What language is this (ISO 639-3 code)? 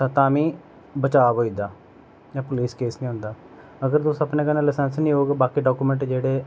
doi